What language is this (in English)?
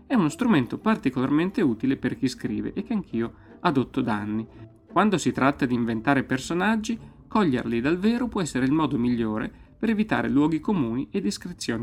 Italian